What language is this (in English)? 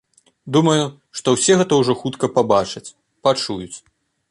Belarusian